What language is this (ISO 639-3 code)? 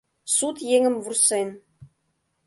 chm